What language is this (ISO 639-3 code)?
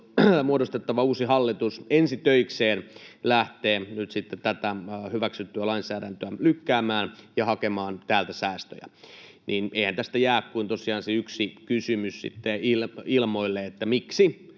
fin